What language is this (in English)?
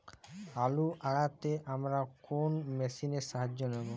Bangla